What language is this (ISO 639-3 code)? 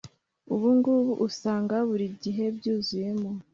kin